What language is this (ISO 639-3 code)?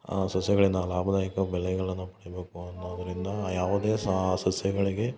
kan